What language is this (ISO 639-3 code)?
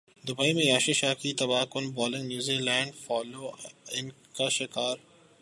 urd